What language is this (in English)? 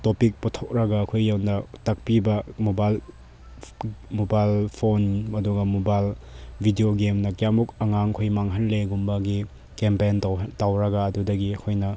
Manipuri